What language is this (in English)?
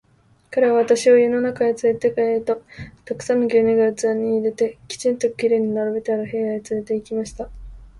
Japanese